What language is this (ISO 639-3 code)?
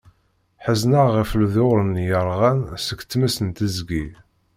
kab